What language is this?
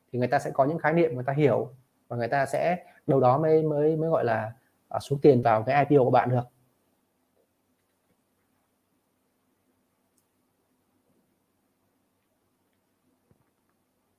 Vietnamese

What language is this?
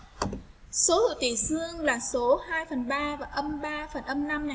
Vietnamese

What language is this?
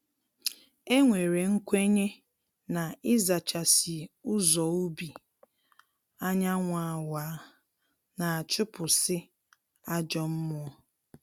Igbo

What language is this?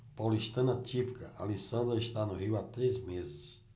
Portuguese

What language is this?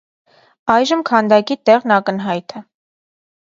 Armenian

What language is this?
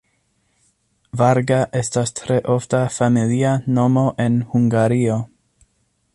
Esperanto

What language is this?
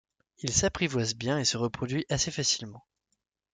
French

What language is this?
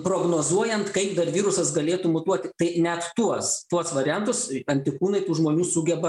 Lithuanian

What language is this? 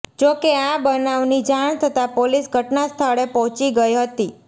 Gujarati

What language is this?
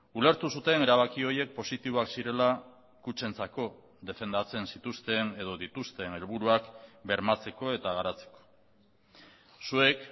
Basque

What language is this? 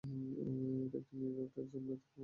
Bangla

